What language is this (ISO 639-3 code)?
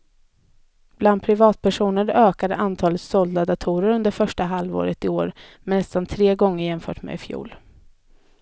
swe